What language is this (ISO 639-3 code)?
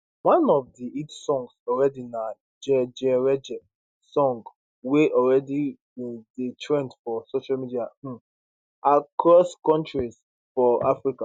pcm